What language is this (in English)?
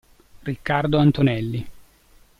Italian